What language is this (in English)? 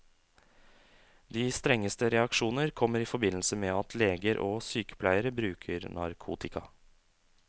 Norwegian